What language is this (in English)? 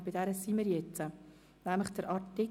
Swiss German